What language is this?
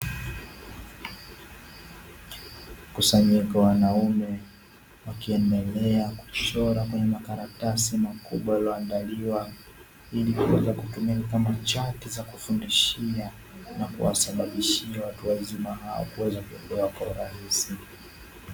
Swahili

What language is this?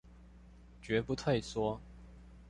Chinese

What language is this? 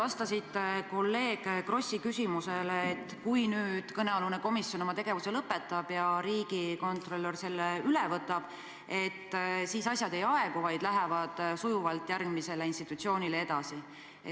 Estonian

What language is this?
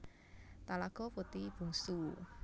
Javanese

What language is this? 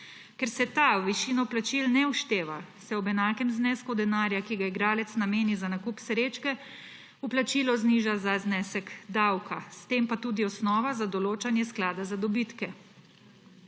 Slovenian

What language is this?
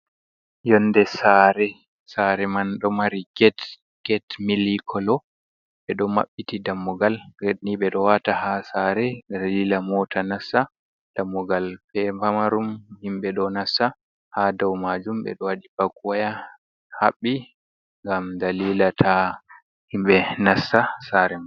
Fula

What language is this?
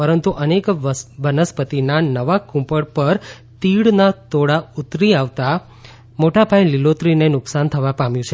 Gujarati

